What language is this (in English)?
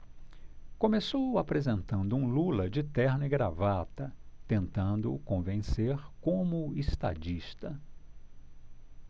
Portuguese